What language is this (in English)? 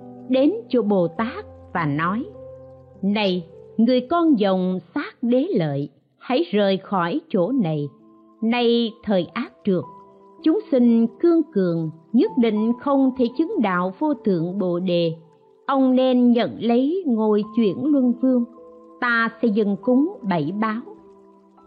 Vietnamese